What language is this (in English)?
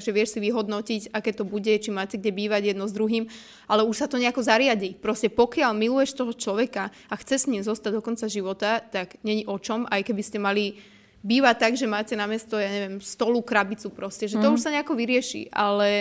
Slovak